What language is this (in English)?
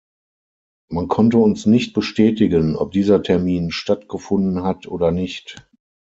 German